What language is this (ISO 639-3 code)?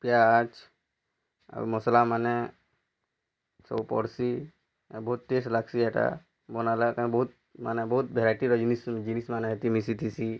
ori